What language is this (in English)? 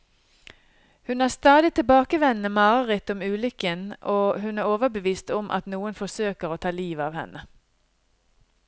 Norwegian